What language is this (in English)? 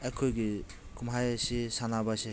Manipuri